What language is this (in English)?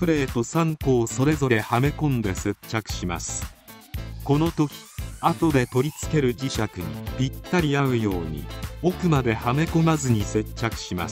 Japanese